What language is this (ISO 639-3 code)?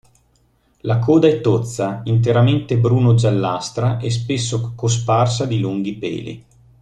ita